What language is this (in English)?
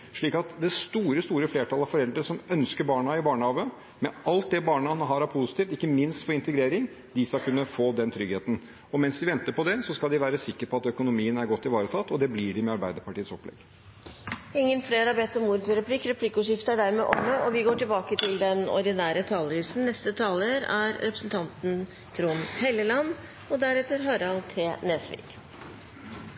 Norwegian